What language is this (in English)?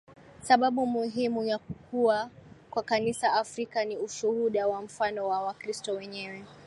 Swahili